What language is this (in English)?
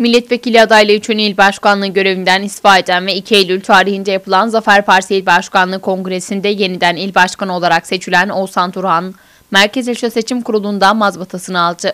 Turkish